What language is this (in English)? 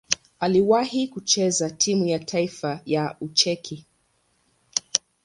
Swahili